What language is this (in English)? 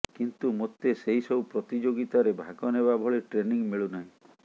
Odia